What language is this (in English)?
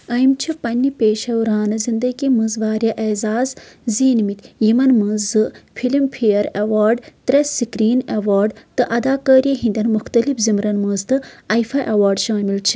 Kashmiri